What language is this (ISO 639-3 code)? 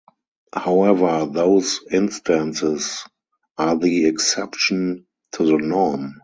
eng